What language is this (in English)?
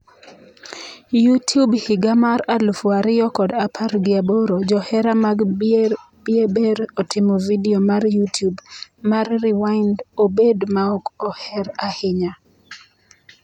Luo (Kenya and Tanzania)